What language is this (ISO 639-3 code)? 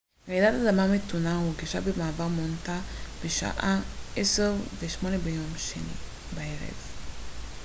heb